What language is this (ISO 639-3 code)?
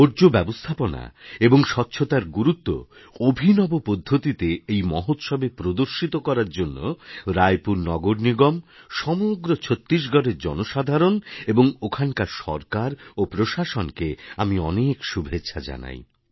ben